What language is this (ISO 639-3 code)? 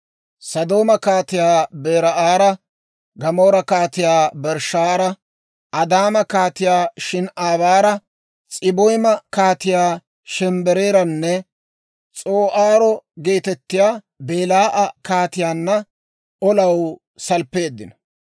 dwr